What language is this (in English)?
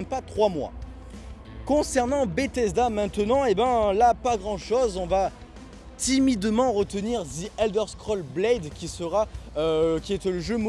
French